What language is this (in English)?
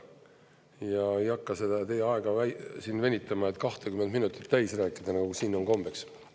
Estonian